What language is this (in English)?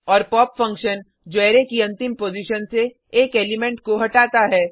Hindi